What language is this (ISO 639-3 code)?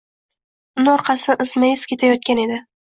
uzb